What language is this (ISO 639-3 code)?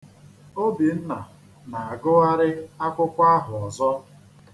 ibo